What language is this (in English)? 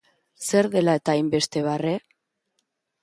Basque